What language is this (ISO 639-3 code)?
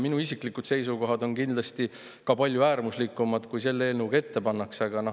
est